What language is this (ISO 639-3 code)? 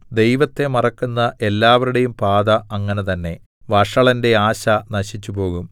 mal